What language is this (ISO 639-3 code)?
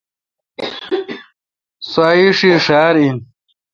xka